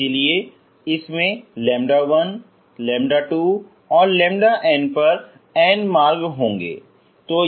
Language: Hindi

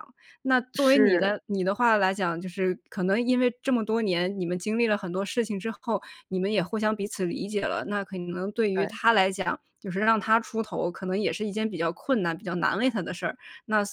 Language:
Chinese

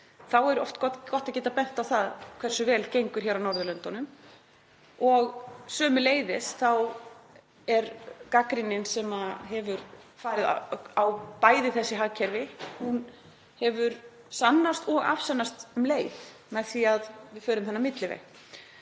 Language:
Icelandic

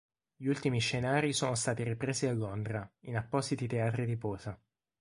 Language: Italian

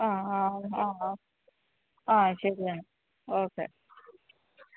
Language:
Malayalam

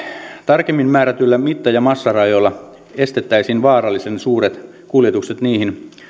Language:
Finnish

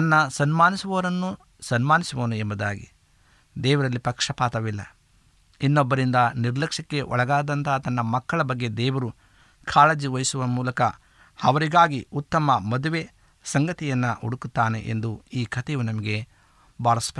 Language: Kannada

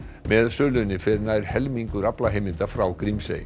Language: Icelandic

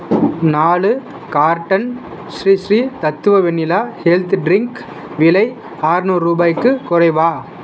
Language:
Tamil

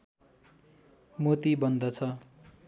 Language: Nepali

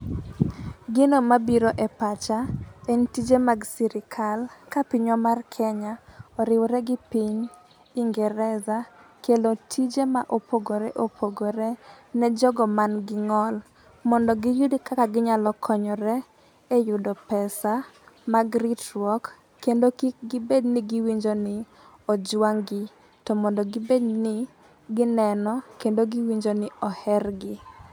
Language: Luo (Kenya and Tanzania)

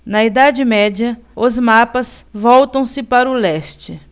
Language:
Portuguese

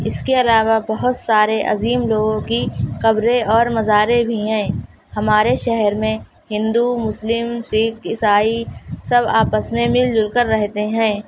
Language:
Urdu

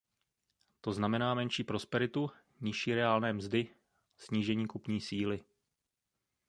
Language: Czech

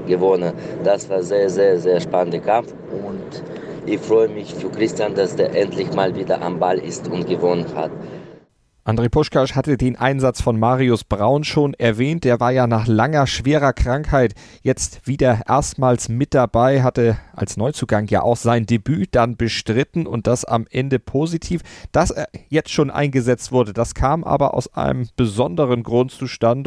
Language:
German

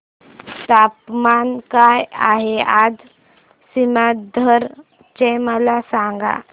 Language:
Marathi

